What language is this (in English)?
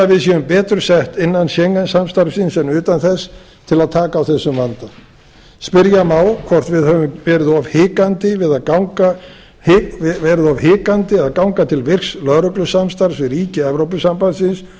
Icelandic